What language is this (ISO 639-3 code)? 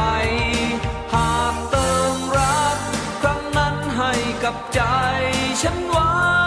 tha